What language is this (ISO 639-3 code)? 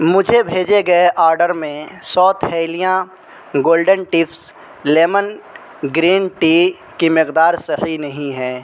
urd